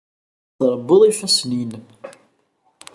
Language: Kabyle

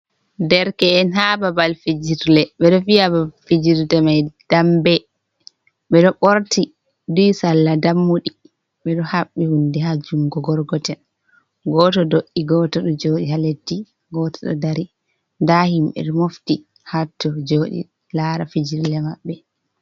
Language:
Fula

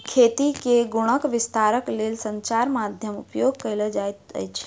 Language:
Maithili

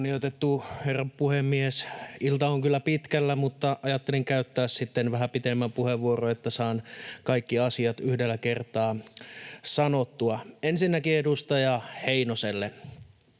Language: Finnish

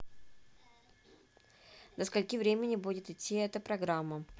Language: Russian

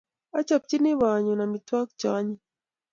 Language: Kalenjin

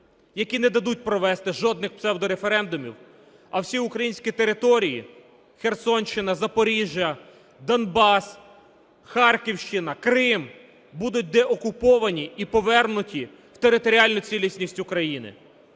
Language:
Ukrainian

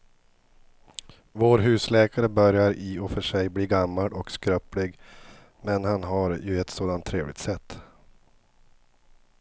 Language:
Swedish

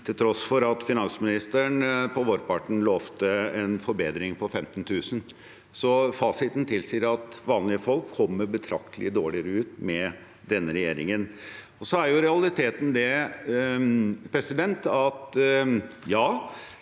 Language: Norwegian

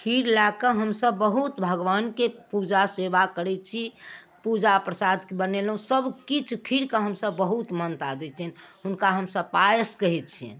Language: Maithili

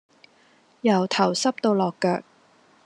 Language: Cantonese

